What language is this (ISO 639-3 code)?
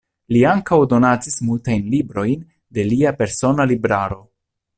epo